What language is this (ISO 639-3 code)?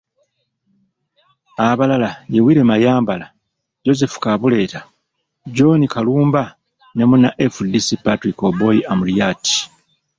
lug